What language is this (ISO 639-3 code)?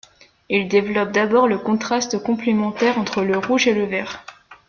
fra